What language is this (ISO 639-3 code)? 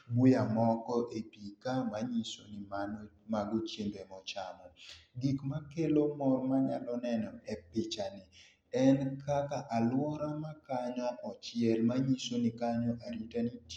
luo